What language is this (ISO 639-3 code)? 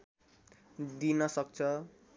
nep